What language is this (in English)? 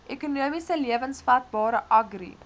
Afrikaans